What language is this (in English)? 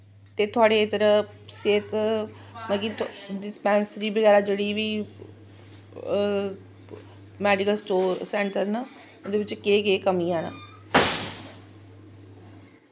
Dogri